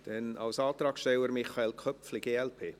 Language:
Swiss German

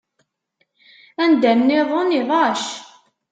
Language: Kabyle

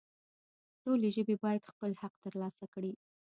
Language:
Pashto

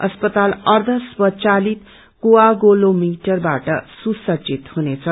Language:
Nepali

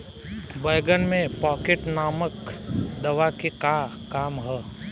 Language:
Bhojpuri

